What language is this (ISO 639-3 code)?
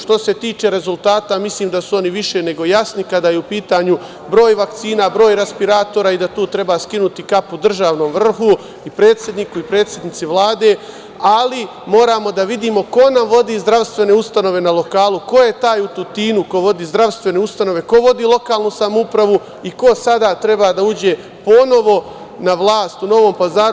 srp